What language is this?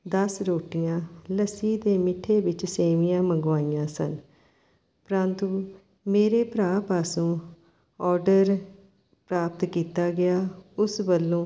Punjabi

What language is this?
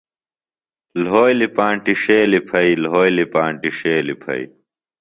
Phalura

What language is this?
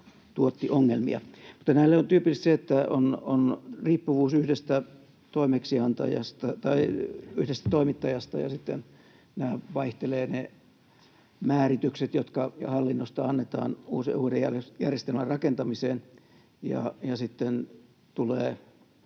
Finnish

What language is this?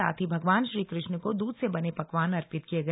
Hindi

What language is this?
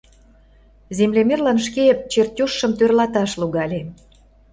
Mari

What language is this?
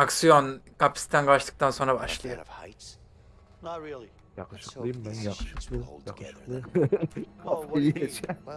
Turkish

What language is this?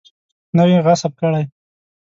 Pashto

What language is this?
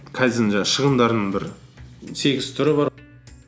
Kazakh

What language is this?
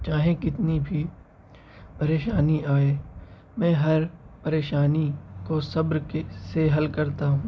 Urdu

